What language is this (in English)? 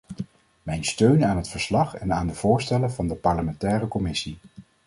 Dutch